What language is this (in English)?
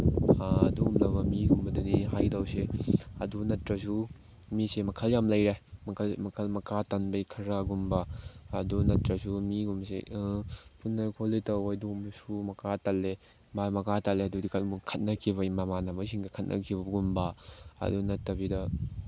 Manipuri